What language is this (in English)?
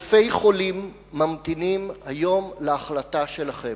Hebrew